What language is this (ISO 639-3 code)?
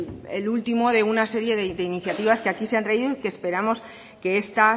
spa